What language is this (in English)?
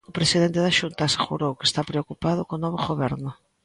Galician